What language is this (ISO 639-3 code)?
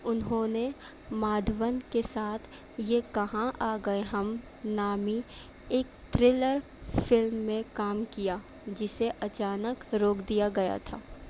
urd